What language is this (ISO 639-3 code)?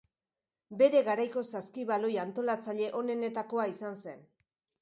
eus